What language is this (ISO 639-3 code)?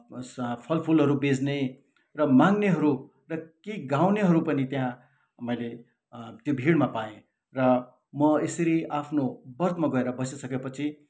nep